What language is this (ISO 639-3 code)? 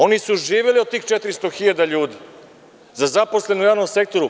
srp